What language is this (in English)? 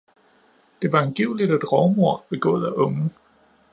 Danish